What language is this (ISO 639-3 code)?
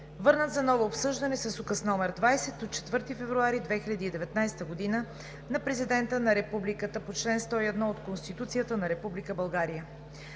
bul